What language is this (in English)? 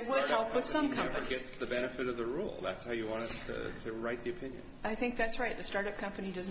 English